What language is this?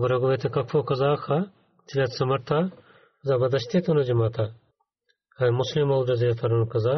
Bulgarian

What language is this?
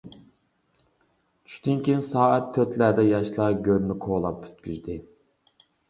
Uyghur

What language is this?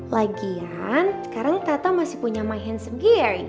Indonesian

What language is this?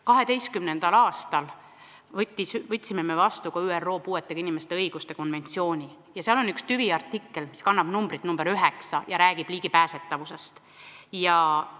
Estonian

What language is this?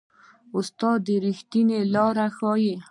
Pashto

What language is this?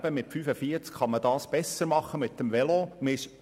Swiss German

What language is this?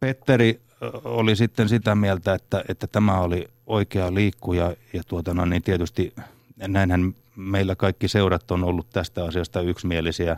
Finnish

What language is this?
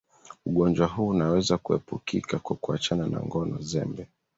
Swahili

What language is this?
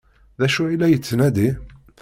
Kabyle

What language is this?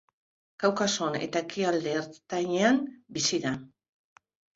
Basque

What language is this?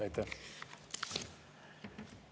Estonian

